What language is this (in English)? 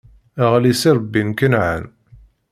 Kabyle